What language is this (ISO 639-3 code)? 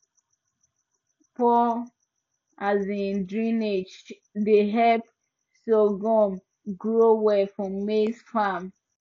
pcm